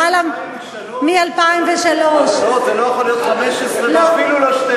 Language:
Hebrew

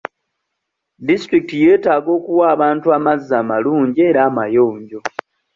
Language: Ganda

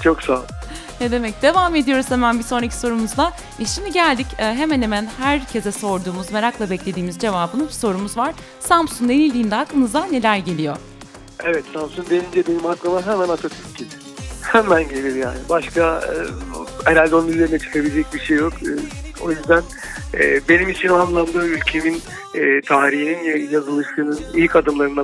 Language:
Turkish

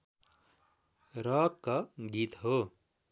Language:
Nepali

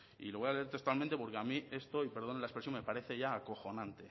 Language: Spanish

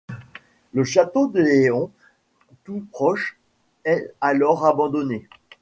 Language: French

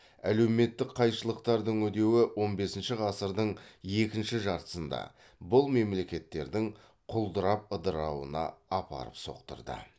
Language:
Kazakh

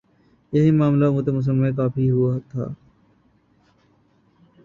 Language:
Urdu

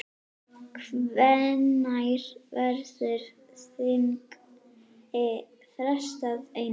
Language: Icelandic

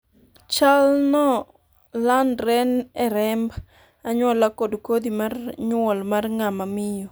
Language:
Luo (Kenya and Tanzania)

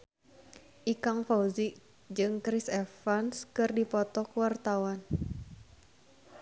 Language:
Sundanese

